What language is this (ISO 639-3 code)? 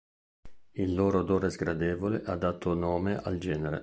ita